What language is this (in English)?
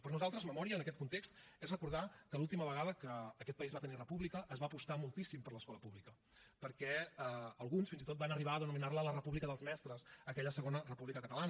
Catalan